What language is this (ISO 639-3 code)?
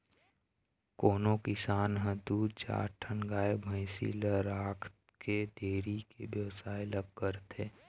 hne